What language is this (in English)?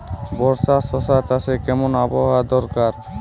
Bangla